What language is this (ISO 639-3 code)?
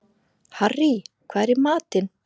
isl